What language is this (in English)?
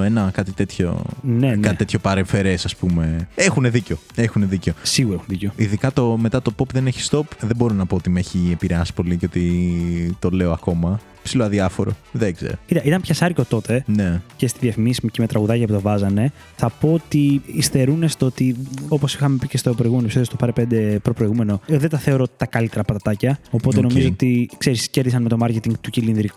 Greek